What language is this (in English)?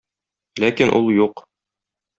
Tatar